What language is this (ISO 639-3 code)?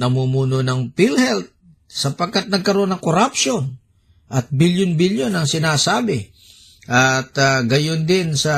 fil